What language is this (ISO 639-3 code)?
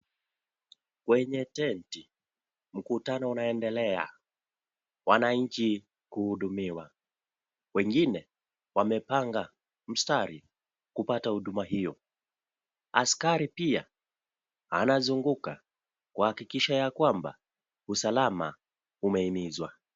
swa